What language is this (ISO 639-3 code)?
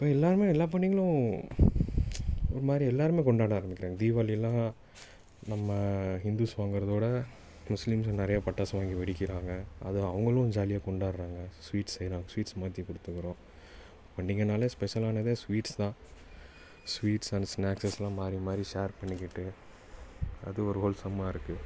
tam